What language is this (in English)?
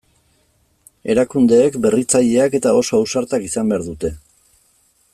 Basque